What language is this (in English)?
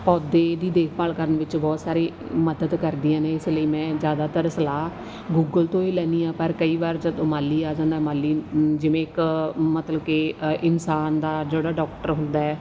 Punjabi